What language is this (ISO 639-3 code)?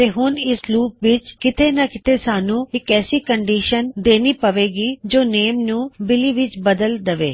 pan